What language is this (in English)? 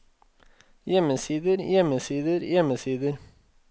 Norwegian